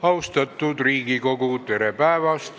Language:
Estonian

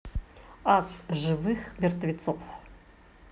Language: Russian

